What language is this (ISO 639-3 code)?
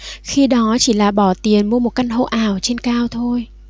vie